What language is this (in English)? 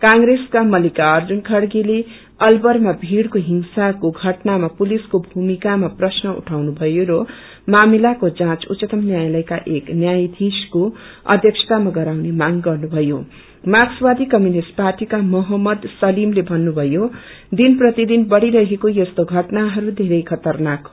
Nepali